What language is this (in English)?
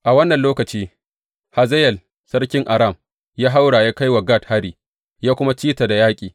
Hausa